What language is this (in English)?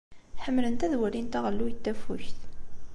Kabyle